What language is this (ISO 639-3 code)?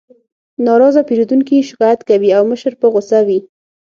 pus